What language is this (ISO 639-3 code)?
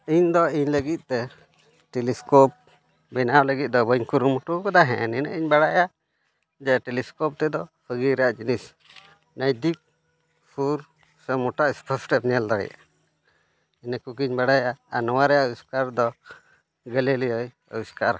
sat